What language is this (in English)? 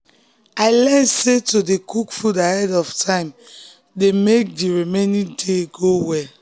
Nigerian Pidgin